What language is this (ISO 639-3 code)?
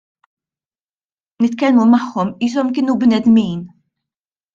mlt